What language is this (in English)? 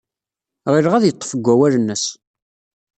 Kabyle